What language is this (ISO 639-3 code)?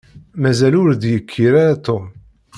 kab